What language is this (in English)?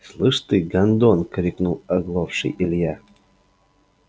Russian